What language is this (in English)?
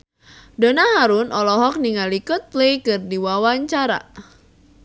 Sundanese